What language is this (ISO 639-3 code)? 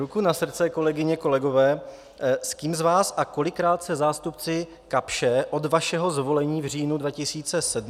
ces